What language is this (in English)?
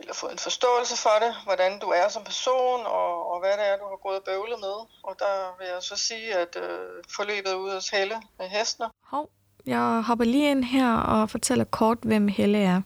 Danish